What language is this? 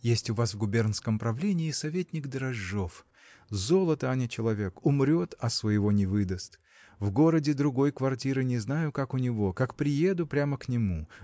Russian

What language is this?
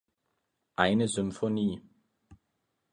German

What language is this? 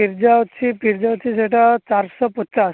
Odia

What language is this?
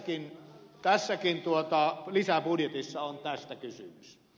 Finnish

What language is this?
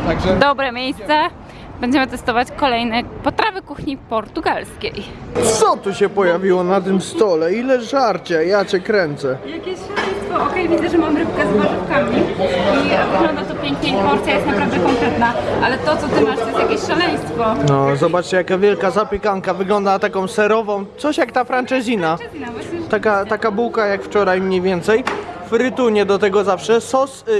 Polish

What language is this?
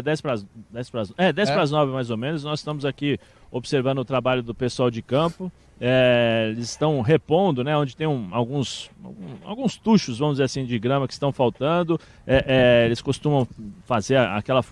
Portuguese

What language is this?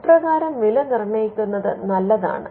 Malayalam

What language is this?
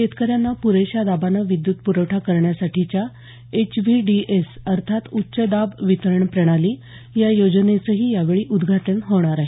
Marathi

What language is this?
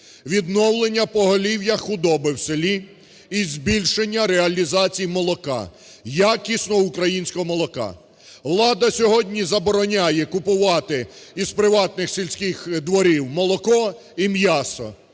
Ukrainian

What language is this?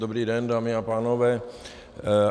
Czech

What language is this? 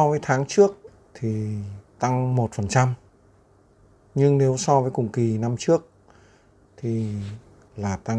Vietnamese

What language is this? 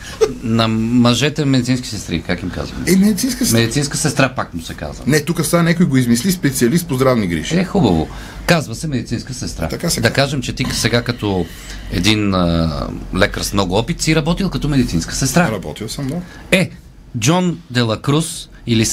Bulgarian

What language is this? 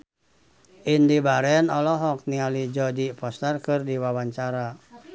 Sundanese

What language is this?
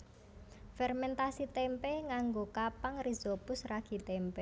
Javanese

